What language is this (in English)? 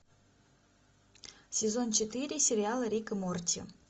Russian